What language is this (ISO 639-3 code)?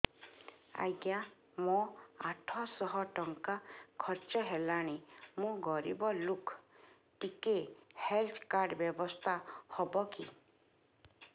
ori